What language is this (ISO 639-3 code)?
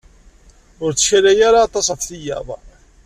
kab